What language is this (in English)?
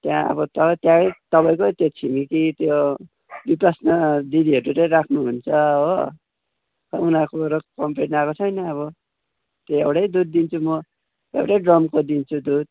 Nepali